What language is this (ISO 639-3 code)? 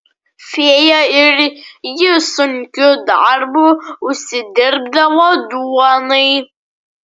lit